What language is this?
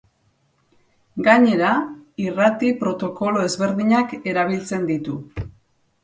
Basque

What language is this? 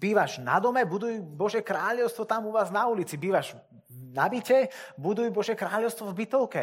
Slovak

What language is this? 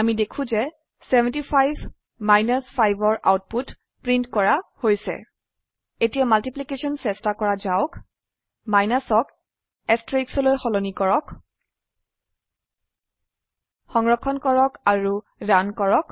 Assamese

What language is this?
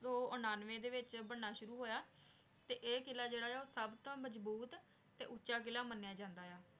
Punjabi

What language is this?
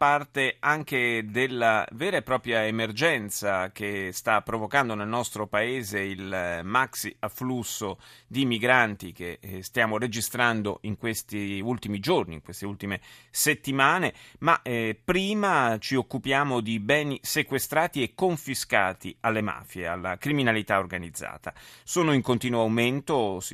Italian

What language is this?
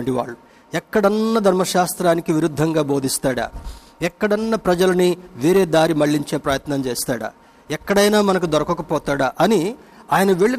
Telugu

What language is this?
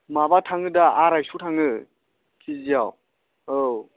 Bodo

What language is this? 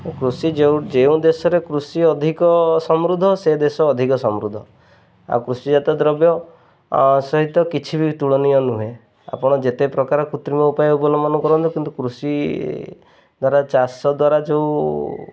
Odia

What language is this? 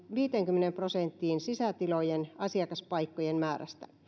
Finnish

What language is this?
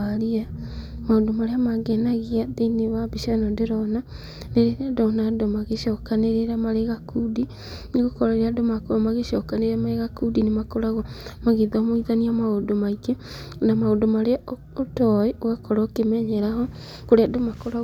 Kikuyu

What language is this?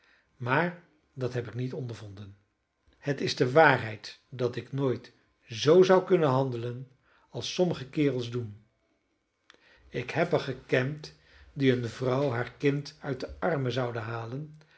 Dutch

